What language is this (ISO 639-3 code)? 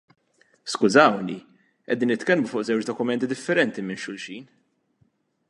mlt